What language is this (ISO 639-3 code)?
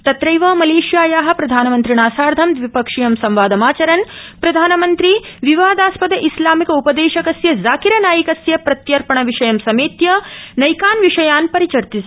san